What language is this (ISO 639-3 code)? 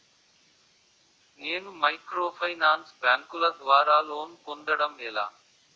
tel